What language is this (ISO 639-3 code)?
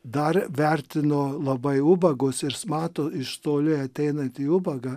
lit